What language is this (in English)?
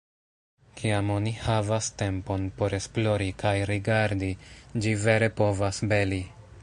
Esperanto